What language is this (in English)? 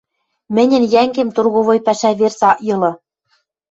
Western Mari